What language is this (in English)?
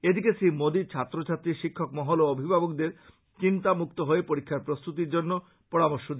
Bangla